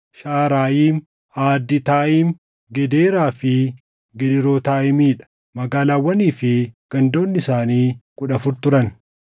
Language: Oromo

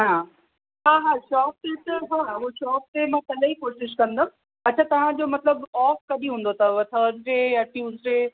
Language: Sindhi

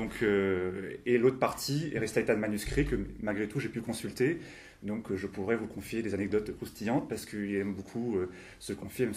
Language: French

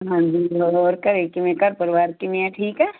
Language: Punjabi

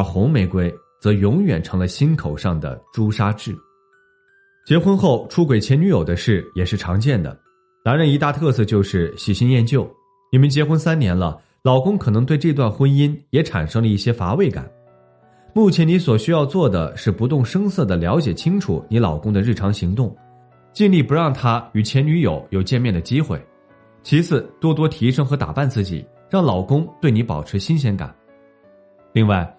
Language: Chinese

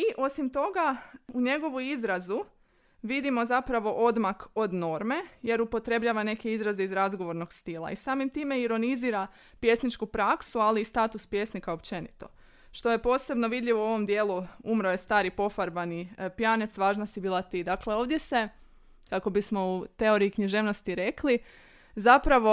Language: Croatian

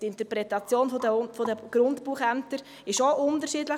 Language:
Swiss German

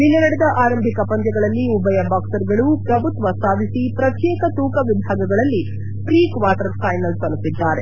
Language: Kannada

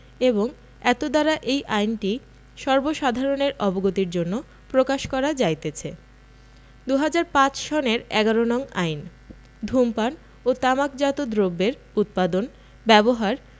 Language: Bangla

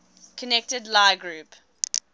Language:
English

